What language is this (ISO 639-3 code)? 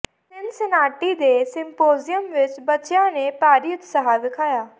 pan